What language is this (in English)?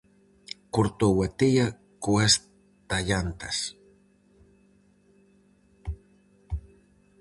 Galician